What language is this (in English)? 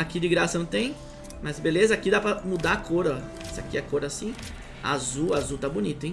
Portuguese